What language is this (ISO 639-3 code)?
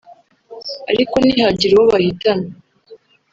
kin